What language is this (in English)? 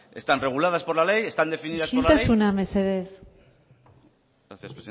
Spanish